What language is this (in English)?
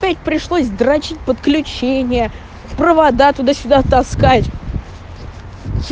Russian